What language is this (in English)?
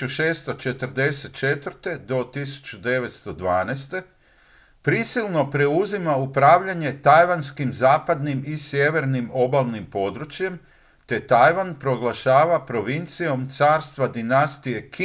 Croatian